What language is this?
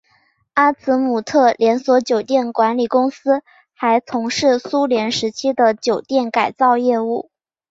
Chinese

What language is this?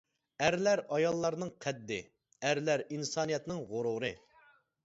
Uyghur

